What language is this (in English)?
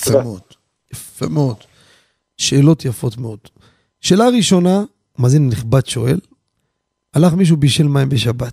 Hebrew